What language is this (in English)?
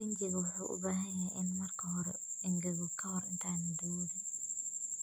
Somali